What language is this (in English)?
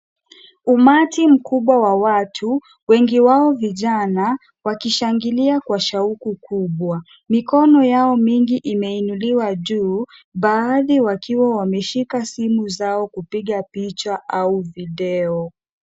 Swahili